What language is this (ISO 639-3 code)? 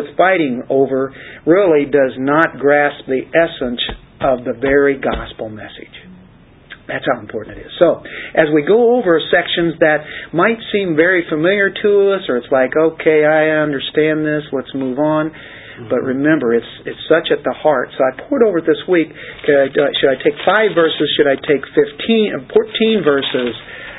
eng